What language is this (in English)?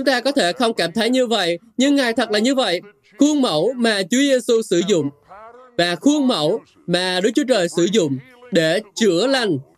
Vietnamese